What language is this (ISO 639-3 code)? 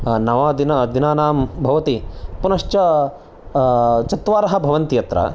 san